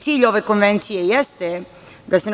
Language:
Serbian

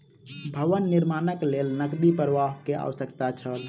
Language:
Maithili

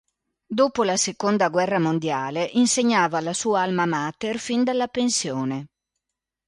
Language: Italian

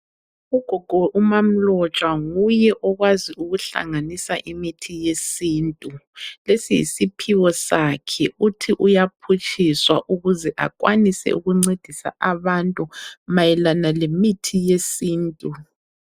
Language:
North Ndebele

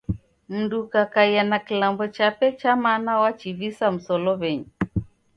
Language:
Taita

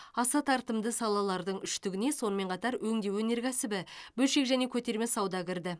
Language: Kazakh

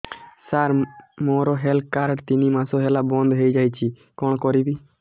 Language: Odia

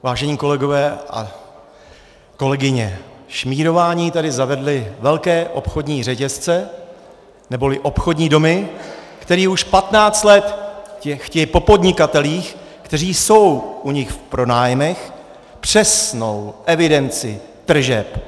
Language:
Czech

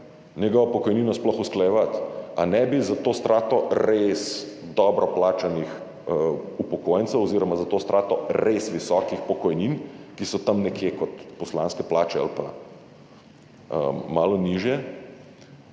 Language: Slovenian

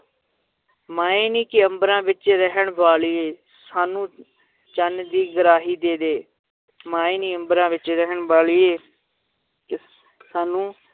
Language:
Punjabi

